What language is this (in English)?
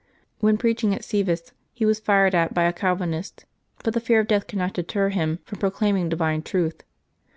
English